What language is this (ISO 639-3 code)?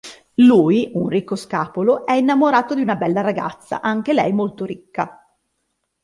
ita